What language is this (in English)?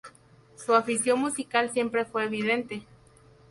Spanish